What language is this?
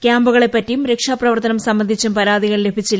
Malayalam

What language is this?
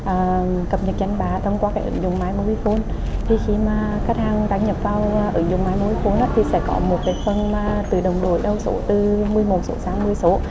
Vietnamese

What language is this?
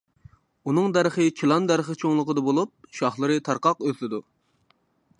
Uyghur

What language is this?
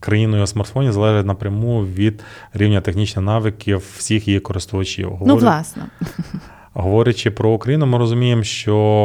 Ukrainian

